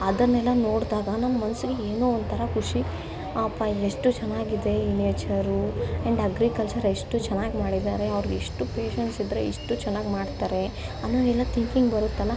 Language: Kannada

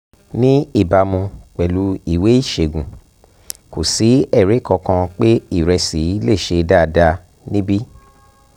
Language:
Yoruba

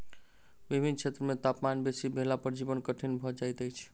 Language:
Maithili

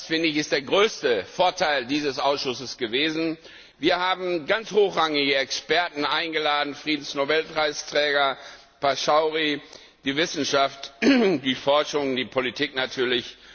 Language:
German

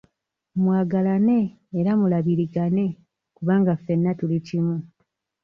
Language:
Ganda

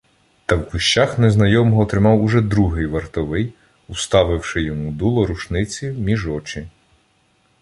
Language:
Ukrainian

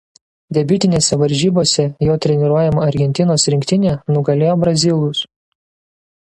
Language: Lithuanian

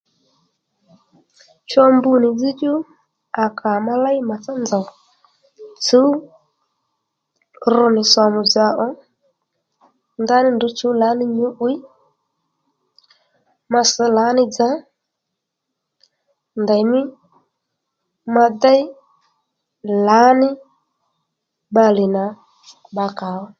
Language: Lendu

